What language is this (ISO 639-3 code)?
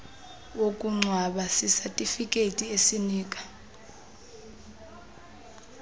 xho